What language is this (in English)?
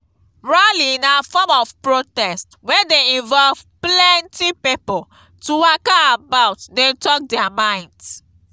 Nigerian Pidgin